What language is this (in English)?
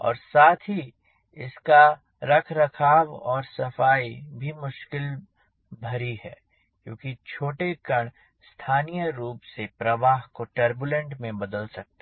Hindi